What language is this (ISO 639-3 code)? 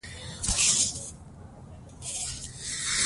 pus